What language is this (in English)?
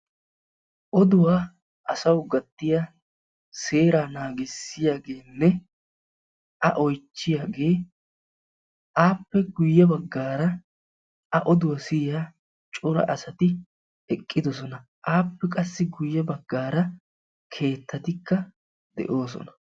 Wolaytta